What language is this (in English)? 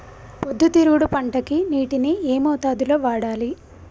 Telugu